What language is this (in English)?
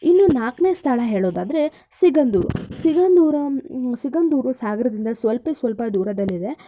Kannada